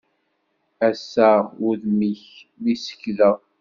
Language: Kabyle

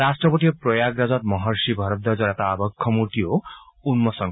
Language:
Assamese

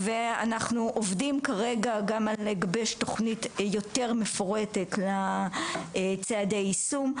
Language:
Hebrew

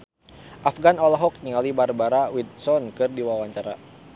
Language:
Sundanese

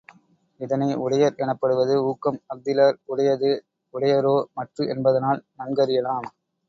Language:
Tamil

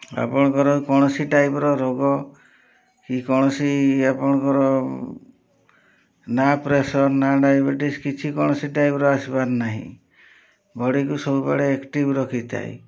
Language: Odia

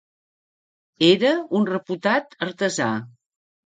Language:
Catalan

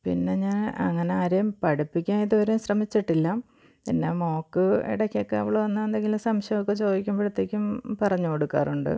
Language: Malayalam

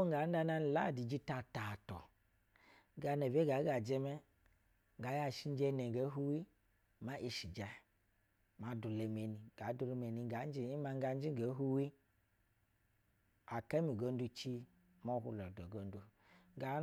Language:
Basa (Nigeria)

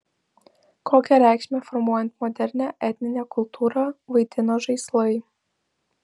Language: Lithuanian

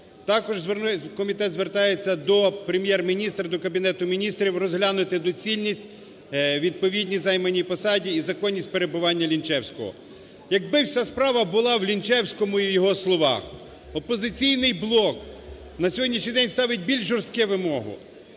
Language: Ukrainian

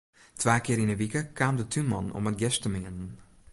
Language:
Western Frisian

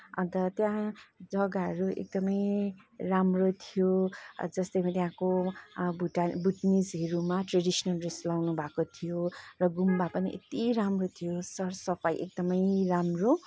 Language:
Nepali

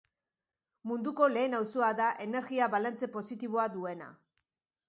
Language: Basque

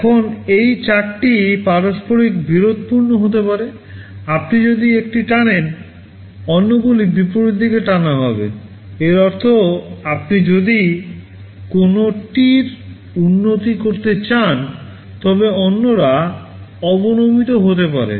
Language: Bangla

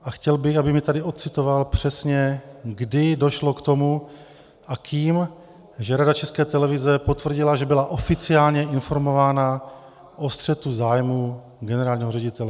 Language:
Czech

